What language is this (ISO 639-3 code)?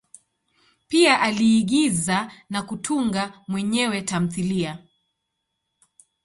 swa